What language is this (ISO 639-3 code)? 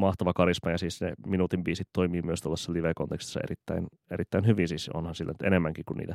fin